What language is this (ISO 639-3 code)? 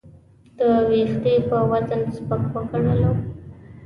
pus